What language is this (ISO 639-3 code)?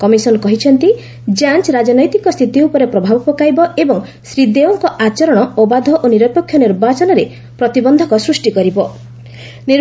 ori